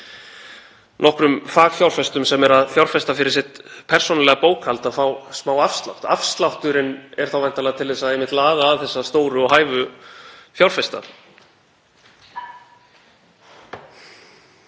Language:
Icelandic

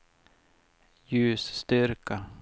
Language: Swedish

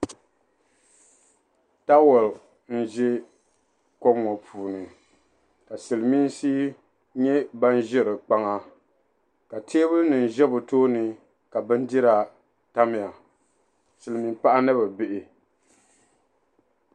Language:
Dagbani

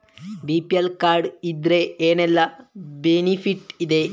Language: Kannada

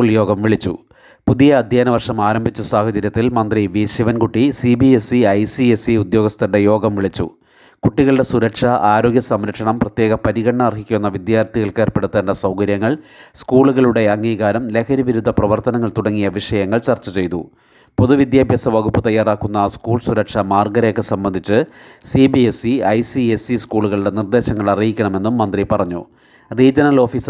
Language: Malayalam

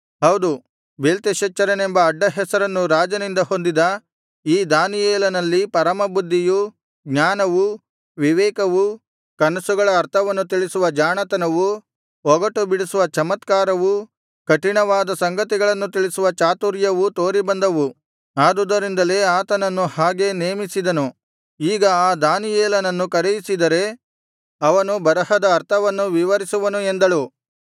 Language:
Kannada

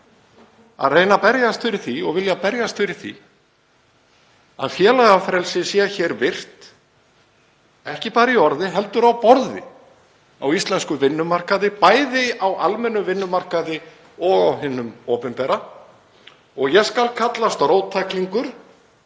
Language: Icelandic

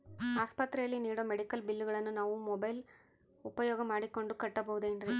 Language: Kannada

